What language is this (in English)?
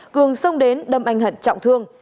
Vietnamese